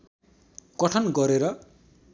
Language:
Nepali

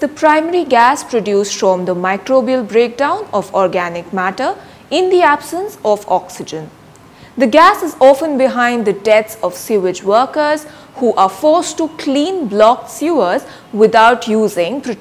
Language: English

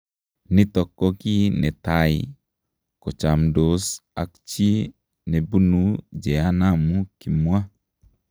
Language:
Kalenjin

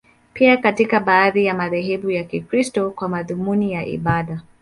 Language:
Swahili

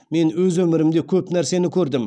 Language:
Kazakh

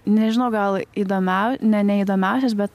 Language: Lithuanian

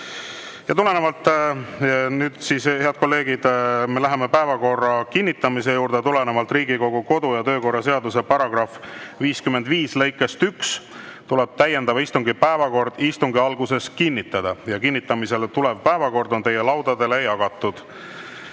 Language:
Estonian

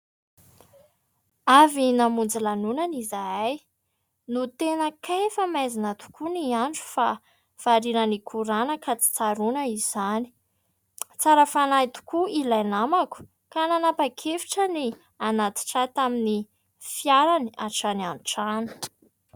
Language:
Malagasy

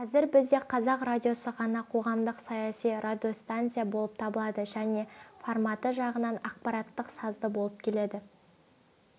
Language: Kazakh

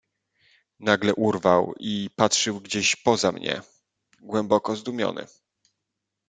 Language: Polish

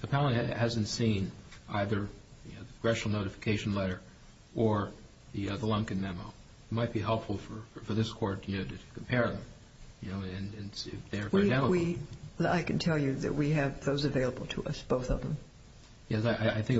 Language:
English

